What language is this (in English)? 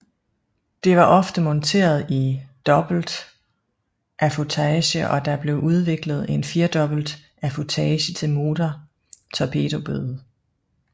Danish